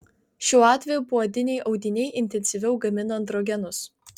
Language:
Lithuanian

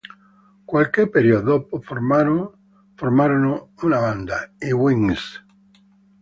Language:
Italian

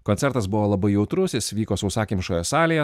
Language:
Lithuanian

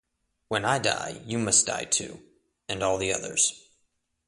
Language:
English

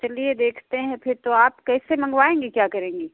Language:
Hindi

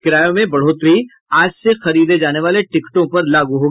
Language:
Hindi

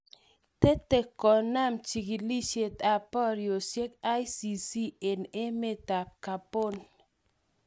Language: Kalenjin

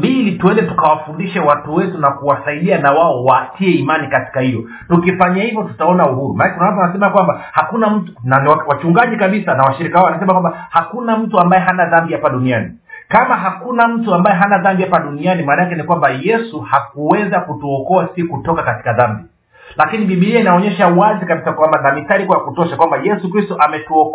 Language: Swahili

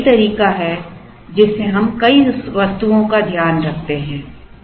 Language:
Hindi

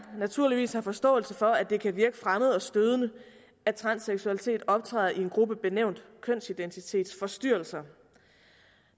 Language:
Danish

